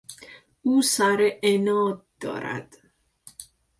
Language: Persian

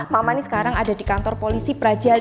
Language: Indonesian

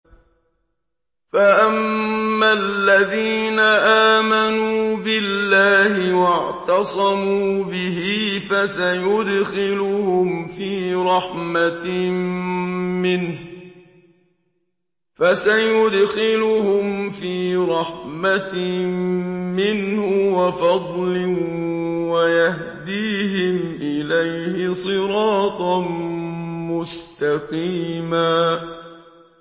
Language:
Arabic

